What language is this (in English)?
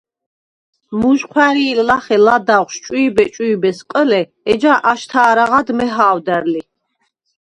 Svan